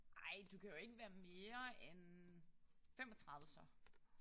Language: Danish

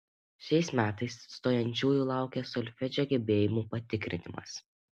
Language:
Lithuanian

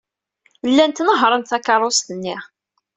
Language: Kabyle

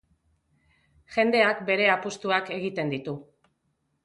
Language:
Basque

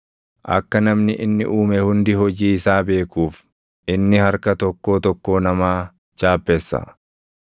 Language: Oromo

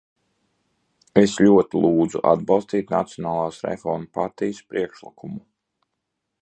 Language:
Latvian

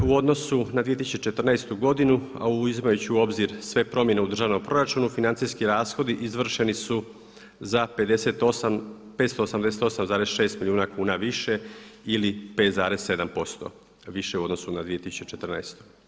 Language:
Croatian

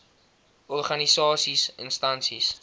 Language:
Afrikaans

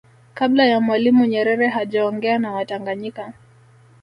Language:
Swahili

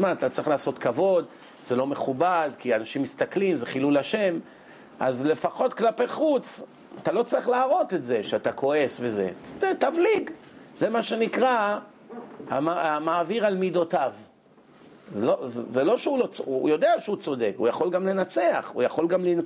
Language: Hebrew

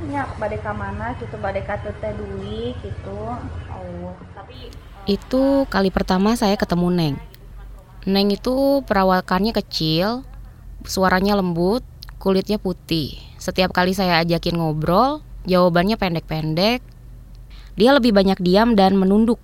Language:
Indonesian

